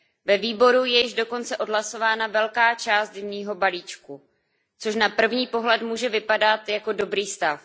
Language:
Czech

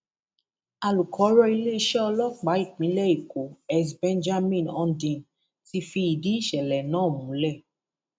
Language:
Yoruba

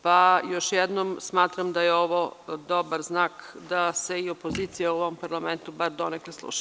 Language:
Serbian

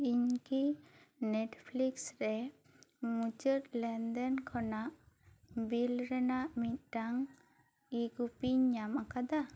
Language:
Santali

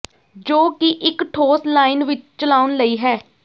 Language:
Punjabi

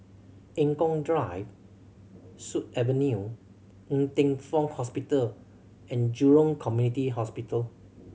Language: English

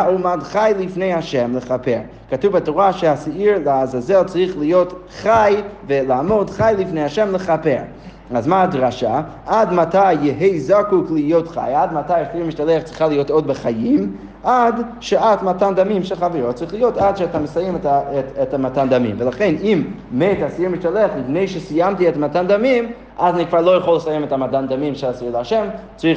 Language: Hebrew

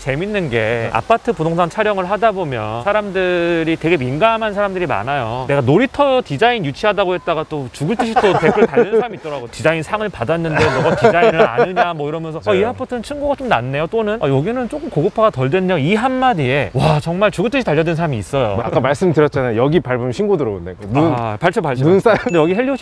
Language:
Korean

